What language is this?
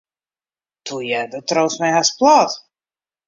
Western Frisian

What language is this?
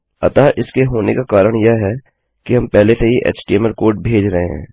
Hindi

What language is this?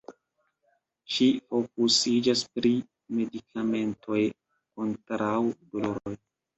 Esperanto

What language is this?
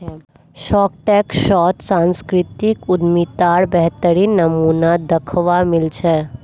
Magahi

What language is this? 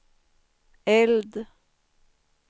Swedish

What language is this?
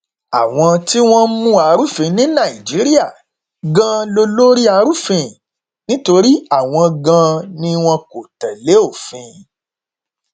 Yoruba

